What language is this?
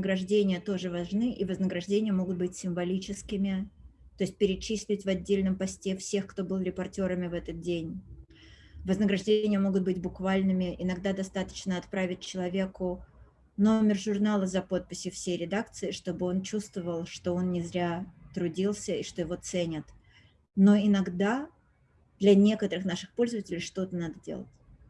Russian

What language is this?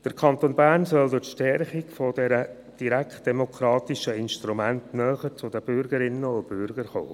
Swiss German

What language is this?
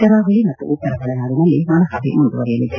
Kannada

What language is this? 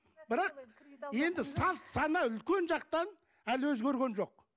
Kazakh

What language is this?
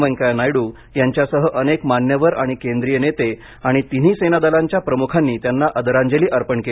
Marathi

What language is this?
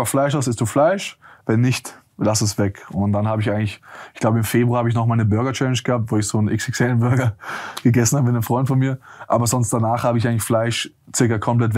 German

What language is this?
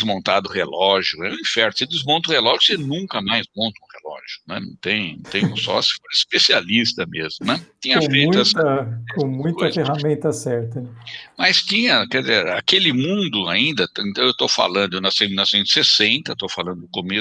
Portuguese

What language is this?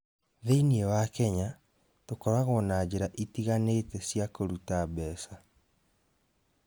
Kikuyu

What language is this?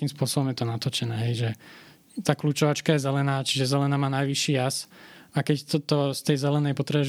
Slovak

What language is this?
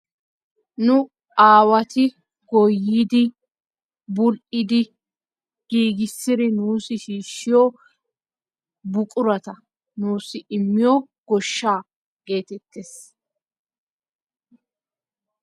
Wolaytta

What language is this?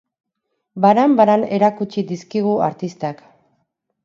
Basque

